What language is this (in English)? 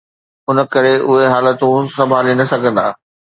Sindhi